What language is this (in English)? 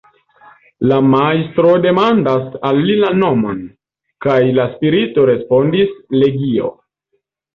Esperanto